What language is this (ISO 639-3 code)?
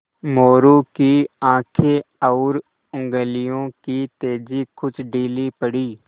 hin